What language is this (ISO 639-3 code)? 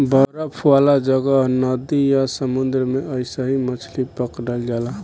bho